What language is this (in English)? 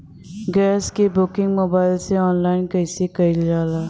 Bhojpuri